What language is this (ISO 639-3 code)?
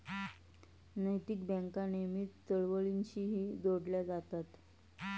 mar